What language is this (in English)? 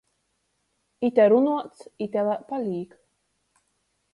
Latgalian